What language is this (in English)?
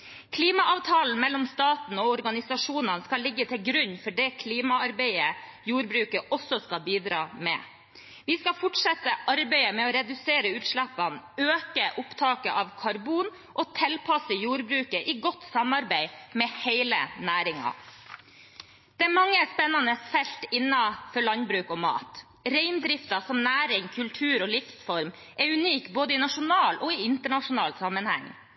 Norwegian Bokmål